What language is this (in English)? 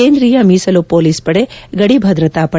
Kannada